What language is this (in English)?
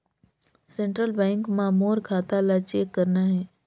Chhattisgarhi